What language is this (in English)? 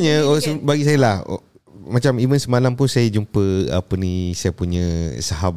Malay